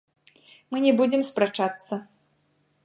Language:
Belarusian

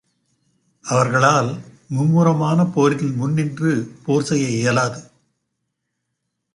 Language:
Tamil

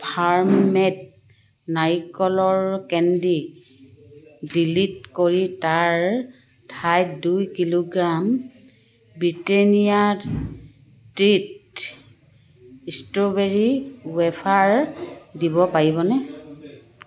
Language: Assamese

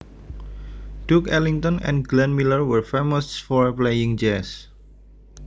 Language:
Javanese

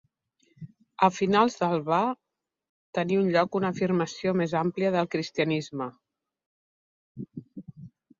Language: Catalan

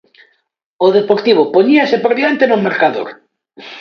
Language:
Galician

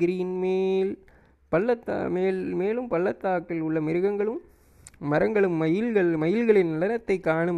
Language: Tamil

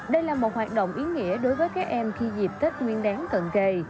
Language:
Vietnamese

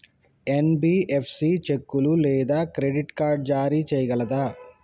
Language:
Telugu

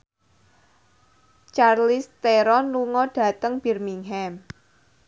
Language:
Javanese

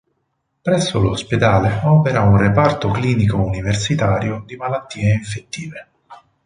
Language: Italian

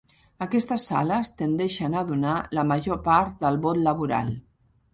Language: Catalan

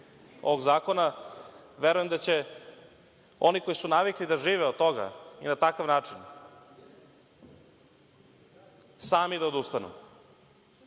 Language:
Serbian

